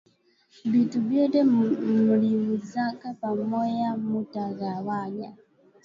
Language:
Swahili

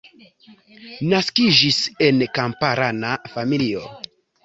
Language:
Esperanto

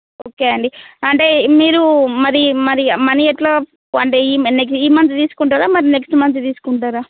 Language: Telugu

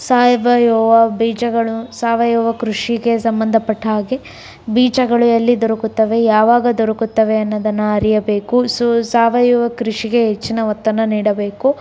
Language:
Kannada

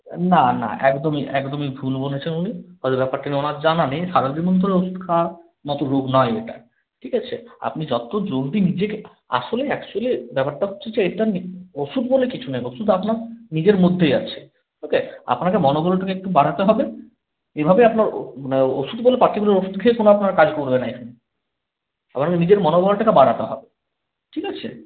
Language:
Bangla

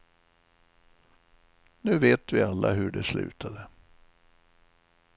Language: Swedish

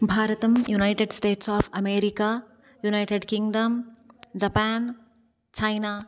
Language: Sanskrit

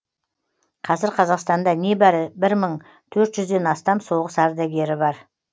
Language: Kazakh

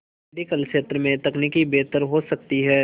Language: Hindi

